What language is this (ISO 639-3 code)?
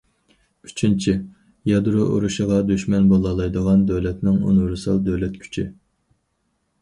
uig